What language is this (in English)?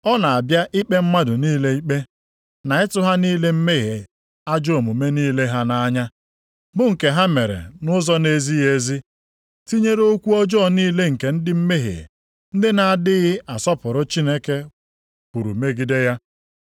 Igbo